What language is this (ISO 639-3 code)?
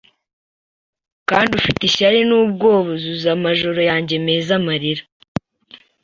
kin